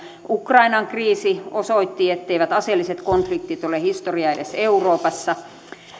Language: Finnish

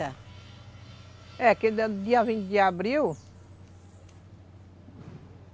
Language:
Portuguese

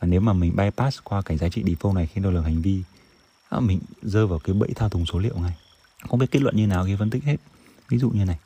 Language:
Vietnamese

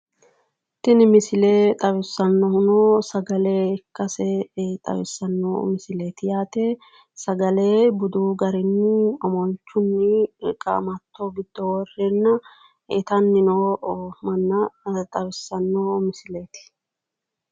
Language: Sidamo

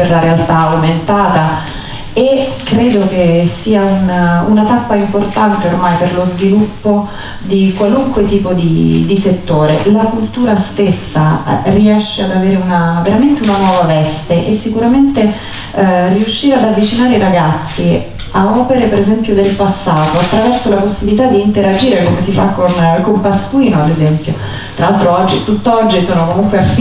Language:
Italian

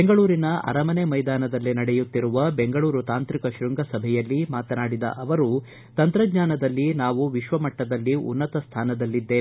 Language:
Kannada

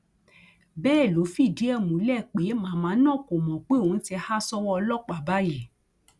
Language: Yoruba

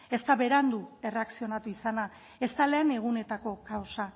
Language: Basque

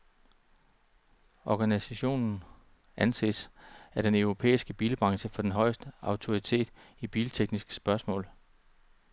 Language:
Danish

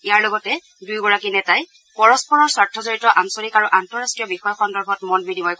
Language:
Assamese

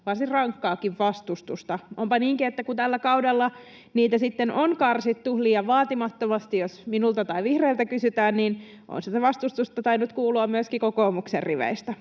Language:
Finnish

